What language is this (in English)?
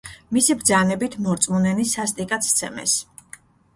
Georgian